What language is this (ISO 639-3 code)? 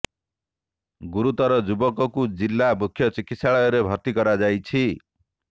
ori